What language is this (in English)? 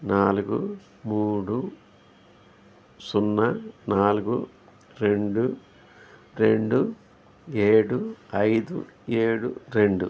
Telugu